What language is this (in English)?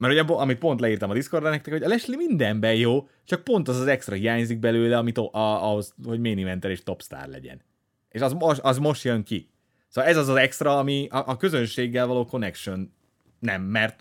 Hungarian